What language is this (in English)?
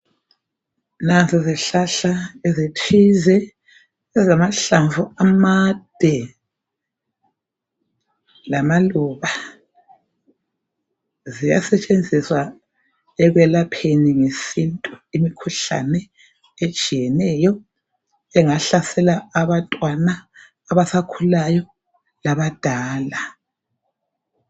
North Ndebele